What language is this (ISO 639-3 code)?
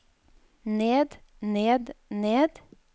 nor